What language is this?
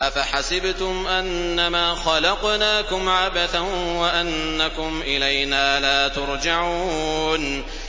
Arabic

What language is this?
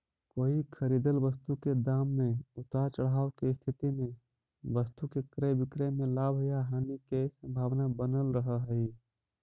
Magahi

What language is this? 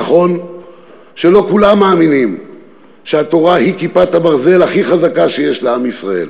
Hebrew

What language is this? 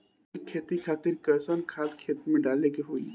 Bhojpuri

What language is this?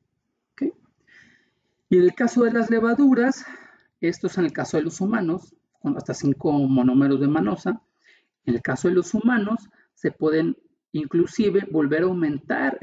Spanish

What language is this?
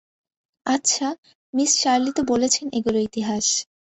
Bangla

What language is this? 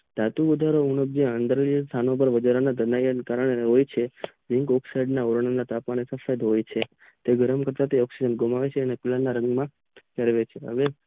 Gujarati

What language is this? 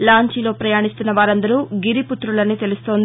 Telugu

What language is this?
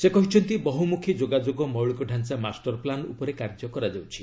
Odia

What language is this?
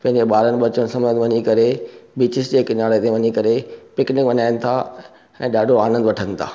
Sindhi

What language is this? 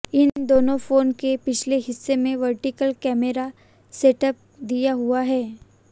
Hindi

